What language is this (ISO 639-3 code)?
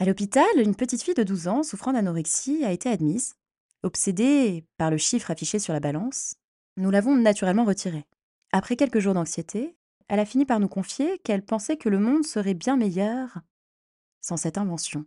fra